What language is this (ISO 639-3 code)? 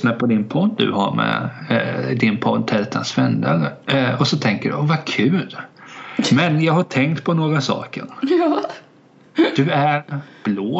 swe